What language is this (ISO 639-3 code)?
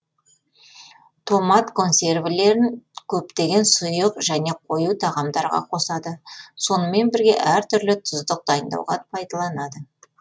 kaz